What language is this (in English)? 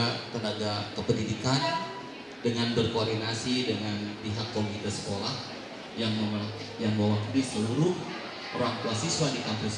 Indonesian